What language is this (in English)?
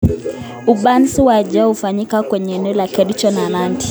Kalenjin